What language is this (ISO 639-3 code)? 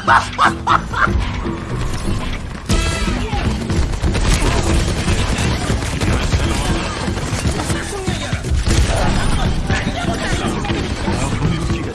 kor